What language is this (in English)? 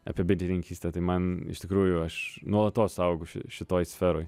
Lithuanian